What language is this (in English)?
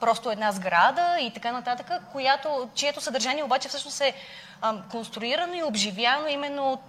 Bulgarian